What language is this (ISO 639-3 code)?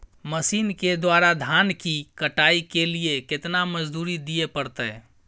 mai